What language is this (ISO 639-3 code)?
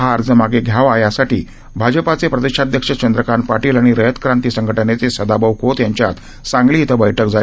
mar